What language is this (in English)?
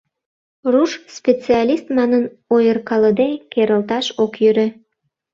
Mari